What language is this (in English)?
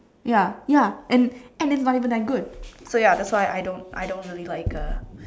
English